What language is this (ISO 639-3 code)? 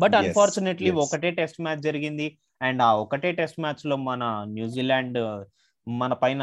tel